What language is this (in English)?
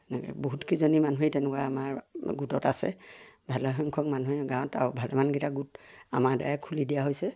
Assamese